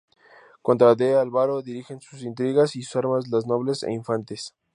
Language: Spanish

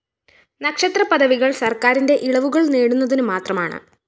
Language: Malayalam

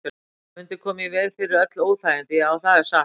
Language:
Icelandic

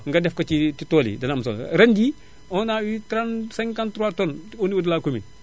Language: Wolof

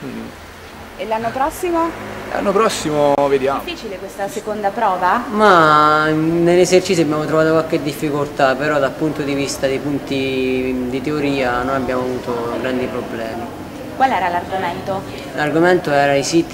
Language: Italian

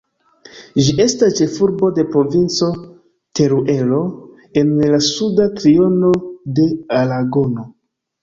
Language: Esperanto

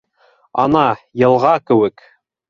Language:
Bashkir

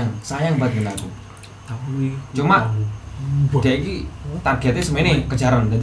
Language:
Indonesian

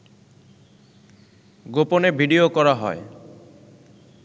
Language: Bangla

